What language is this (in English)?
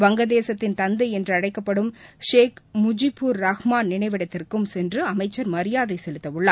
Tamil